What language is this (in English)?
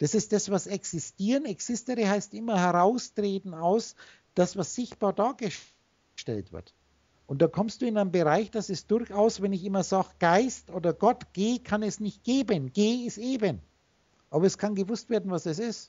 German